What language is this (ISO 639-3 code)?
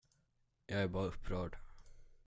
swe